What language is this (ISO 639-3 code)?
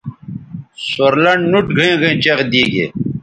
btv